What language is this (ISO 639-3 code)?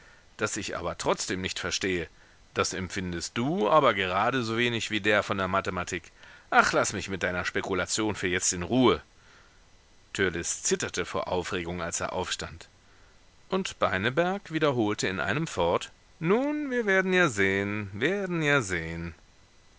deu